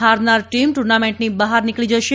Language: Gujarati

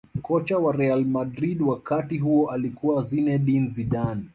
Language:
Swahili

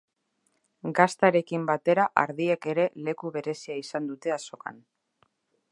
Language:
Basque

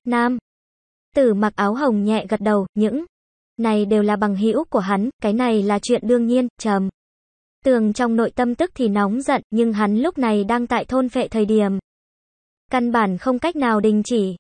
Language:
Vietnamese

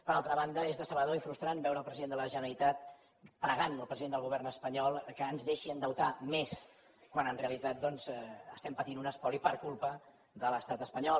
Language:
Catalan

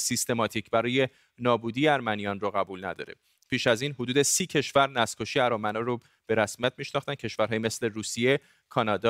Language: Persian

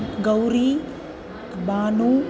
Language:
Sanskrit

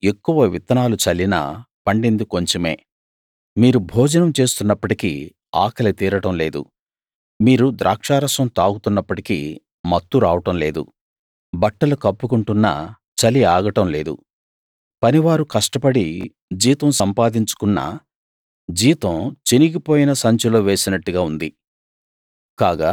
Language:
Telugu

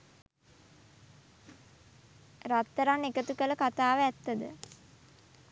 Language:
Sinhala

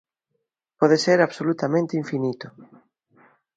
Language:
Galician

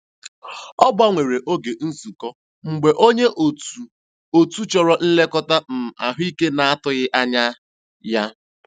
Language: Igbo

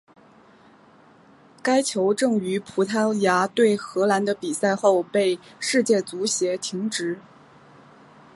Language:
Chinese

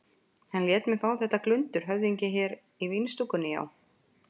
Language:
Icelandic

